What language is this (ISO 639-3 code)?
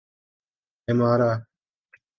urd